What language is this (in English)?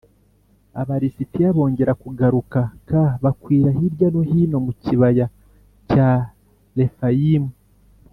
Kinyarwanda